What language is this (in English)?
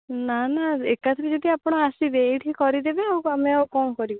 Odia